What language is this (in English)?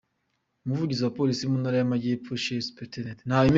Kinyarwanda